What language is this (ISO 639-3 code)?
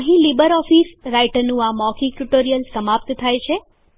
guj